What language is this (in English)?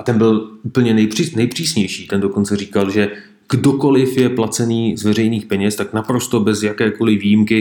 Czech